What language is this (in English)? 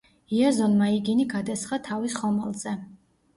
Georgian